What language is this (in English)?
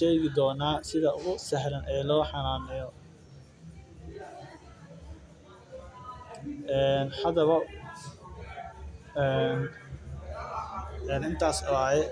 Somali